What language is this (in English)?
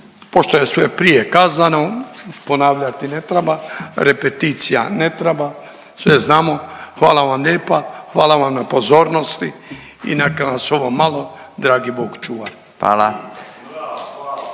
Croatian